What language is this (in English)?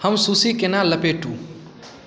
Maithili